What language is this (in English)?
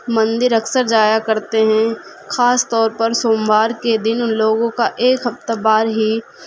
Urdu